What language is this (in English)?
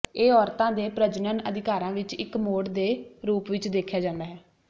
Punjabi